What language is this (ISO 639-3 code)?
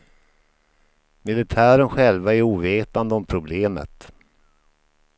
swe